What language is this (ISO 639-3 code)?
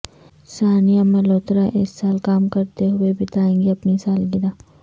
urd